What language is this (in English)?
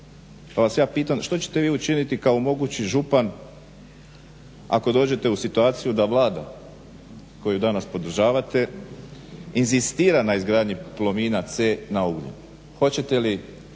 Croatian